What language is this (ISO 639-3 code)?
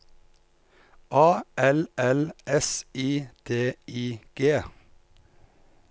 nor